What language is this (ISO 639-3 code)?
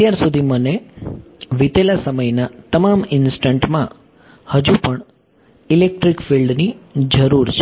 guj